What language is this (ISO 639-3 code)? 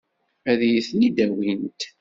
kab